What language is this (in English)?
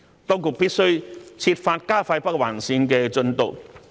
Cantonese